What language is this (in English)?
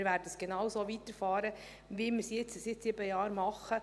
Swiss German